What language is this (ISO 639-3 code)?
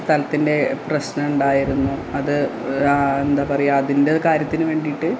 mal